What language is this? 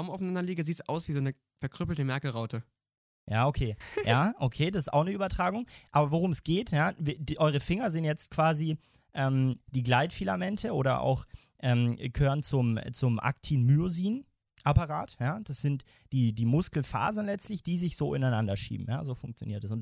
German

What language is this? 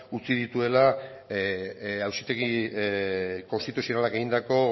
Basque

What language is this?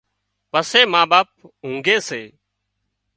Wadiyara Koli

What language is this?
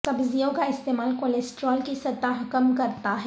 Urdu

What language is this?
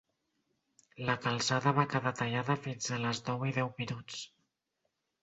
Catalan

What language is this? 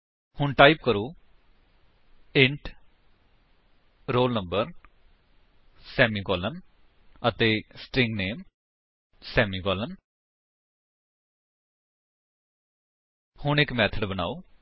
Punjabi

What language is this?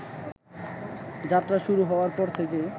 Bangla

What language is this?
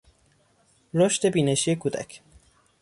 Persian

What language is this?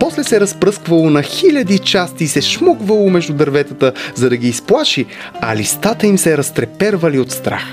Bulgarian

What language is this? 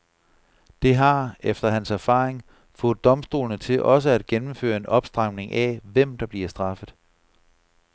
Danish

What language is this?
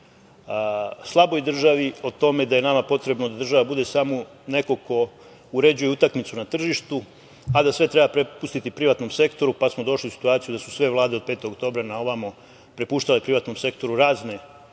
Serbian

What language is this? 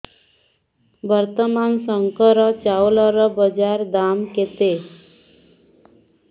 Odia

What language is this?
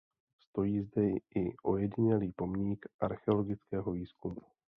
Czech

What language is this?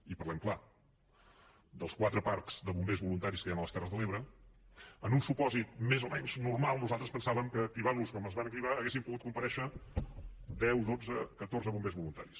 Catalan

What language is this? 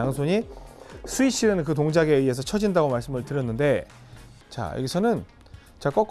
Korean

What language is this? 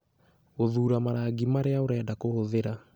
Kikuyu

